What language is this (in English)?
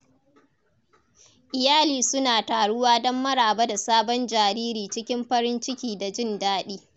Hausa